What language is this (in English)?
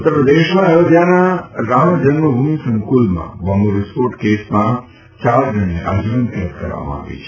Gujarati